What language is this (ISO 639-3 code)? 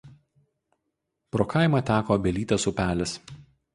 lit